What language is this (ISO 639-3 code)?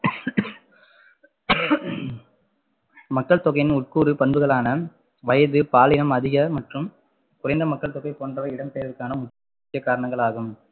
tam